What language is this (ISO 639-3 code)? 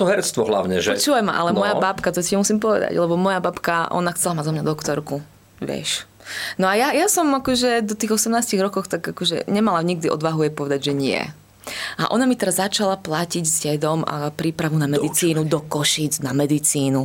slk